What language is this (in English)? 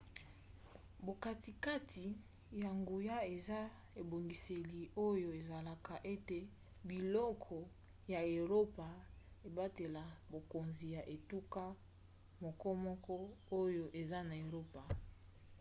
Lingala